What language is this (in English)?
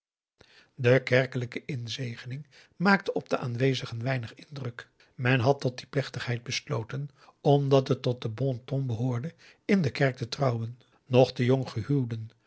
Dutch